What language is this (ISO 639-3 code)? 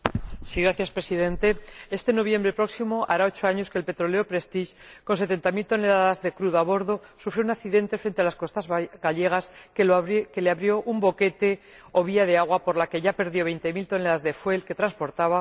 spa